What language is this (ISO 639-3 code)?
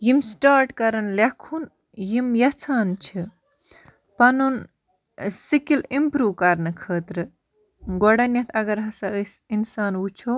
kas